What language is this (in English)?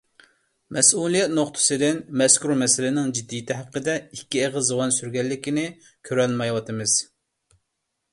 Uyghur